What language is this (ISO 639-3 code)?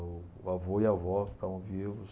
por